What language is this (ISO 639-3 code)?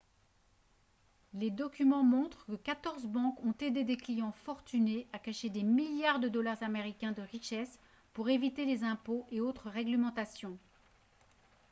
fra